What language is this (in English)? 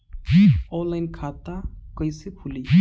Bhojpuri